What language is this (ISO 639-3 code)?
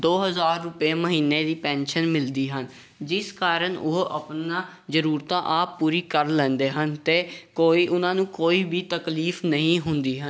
pan